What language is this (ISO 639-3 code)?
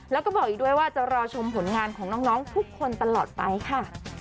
tha